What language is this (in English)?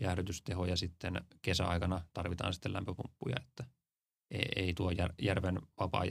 Finnish